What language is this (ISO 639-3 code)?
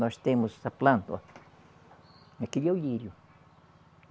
por